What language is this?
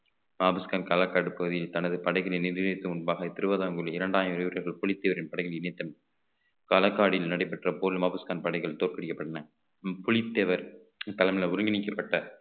Tamil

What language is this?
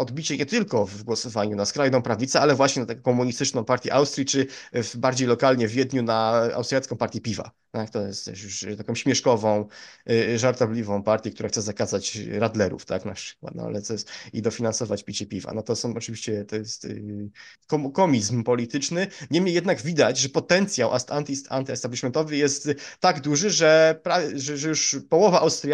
Polish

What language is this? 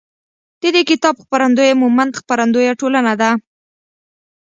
Pashto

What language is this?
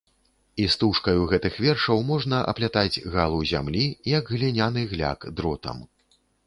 Belarusian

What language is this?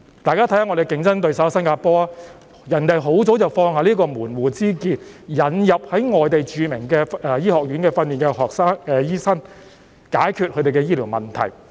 Cantonese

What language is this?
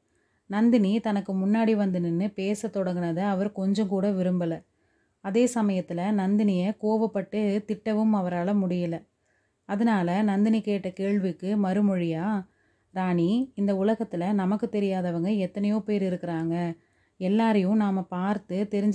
Tamil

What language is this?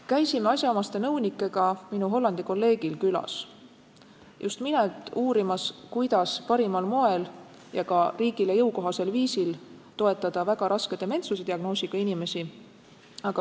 Estonian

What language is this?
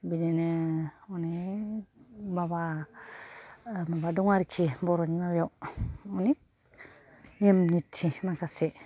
Bodo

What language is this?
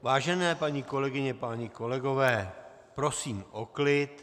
Czech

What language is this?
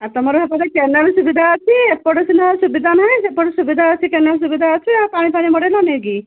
Odia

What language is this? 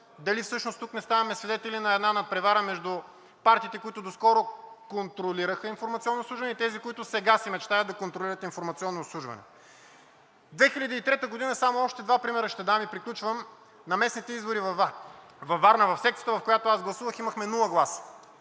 Bulgarian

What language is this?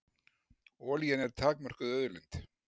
Icelandic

